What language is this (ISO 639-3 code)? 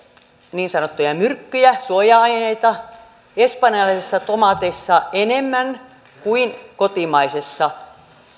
fin